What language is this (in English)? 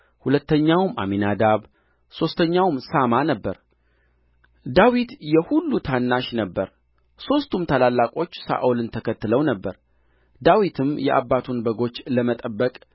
Amharic